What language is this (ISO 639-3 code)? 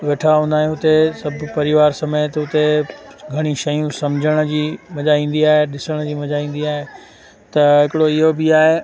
snd